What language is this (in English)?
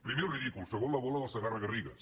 Catalan